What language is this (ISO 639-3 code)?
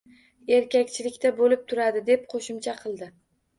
uzb